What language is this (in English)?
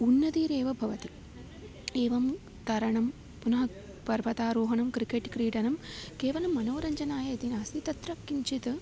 Sanskrit